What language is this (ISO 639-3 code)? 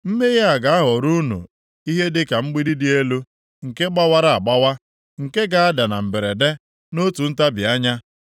ibo